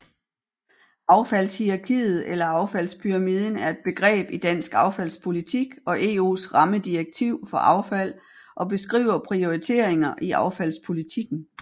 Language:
Danish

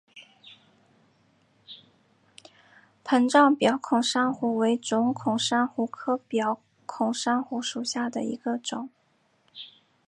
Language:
Chinese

